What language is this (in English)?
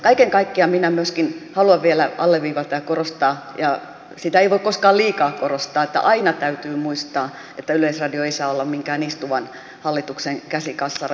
Finnish